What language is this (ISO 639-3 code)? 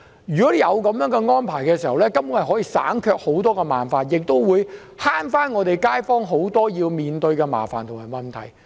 yue